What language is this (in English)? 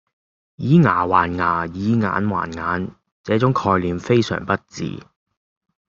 Cantonese